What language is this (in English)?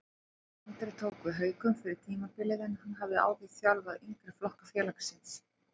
Icelandic